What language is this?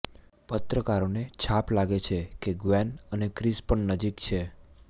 Gujarati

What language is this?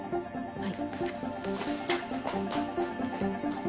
Japanese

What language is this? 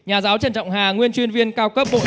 Vietnamese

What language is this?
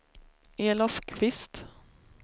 Swedish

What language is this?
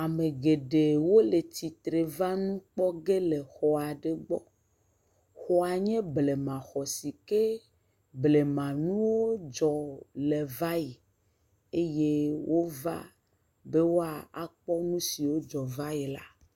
Ewe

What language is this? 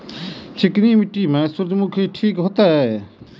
Maithili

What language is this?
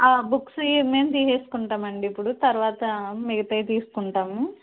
Telugu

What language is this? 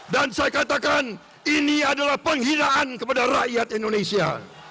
Indonesian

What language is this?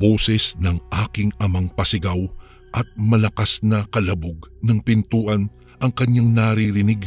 Filipino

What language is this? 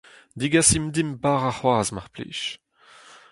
Breton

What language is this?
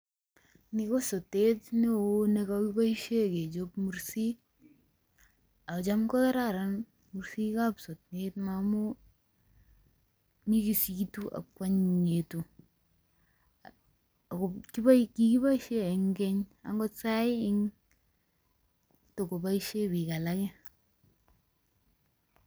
Kalenjin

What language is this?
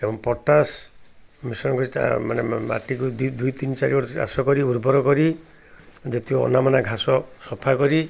Odia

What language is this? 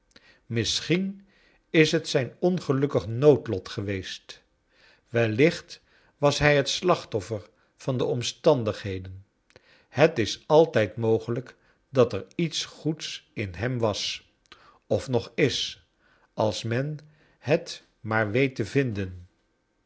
Dutch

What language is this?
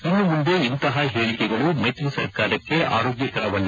Kannada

